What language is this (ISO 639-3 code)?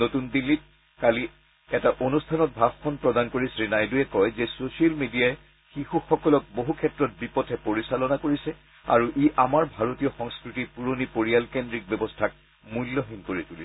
asm